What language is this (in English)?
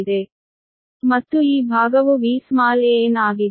Kannada